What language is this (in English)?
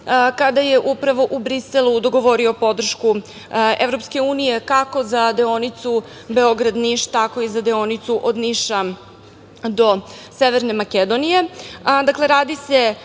Serbian